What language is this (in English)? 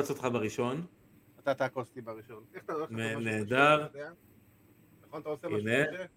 Hebrew